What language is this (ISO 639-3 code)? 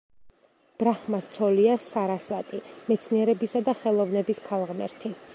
kat